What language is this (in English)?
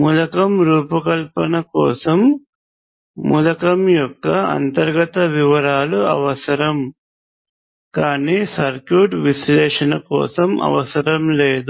Telugu